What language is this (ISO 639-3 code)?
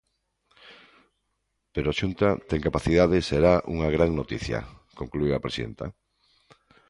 glg